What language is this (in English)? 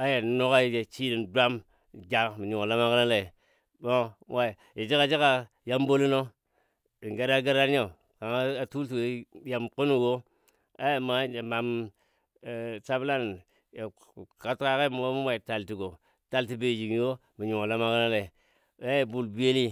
Dadiya